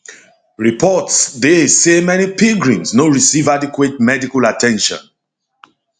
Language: Nigerian Pidgin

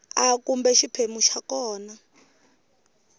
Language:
Tsonga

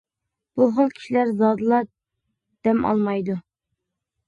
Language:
Uyghur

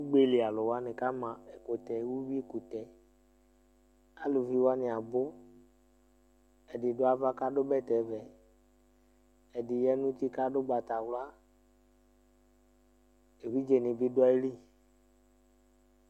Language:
Ikposo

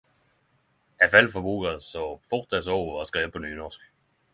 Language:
Norwegian Nynorsk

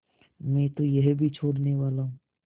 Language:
Hindi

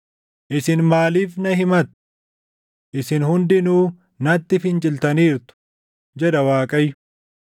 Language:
Oromo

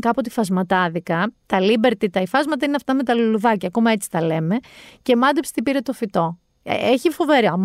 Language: Greek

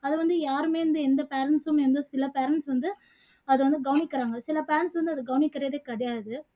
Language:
Tamil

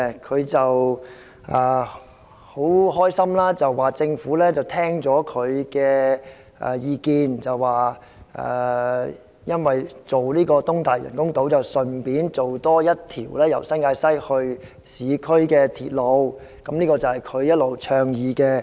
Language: Cantonese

